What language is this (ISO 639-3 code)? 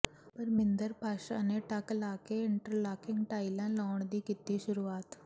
pan